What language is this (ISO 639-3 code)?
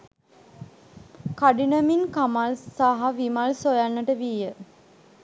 sin